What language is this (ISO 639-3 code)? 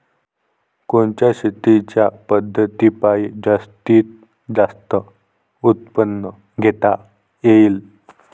mar